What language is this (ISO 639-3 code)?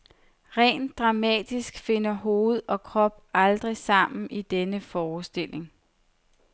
dan